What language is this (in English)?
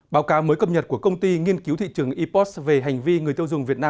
Vietnamese